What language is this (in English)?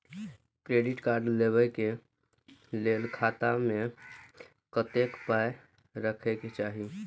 Maithili